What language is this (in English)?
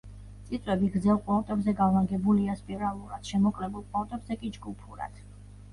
Georgian